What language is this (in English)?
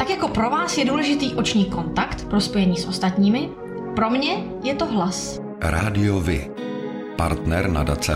Czech